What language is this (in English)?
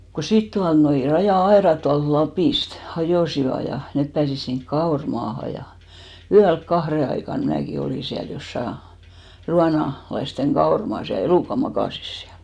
Finnish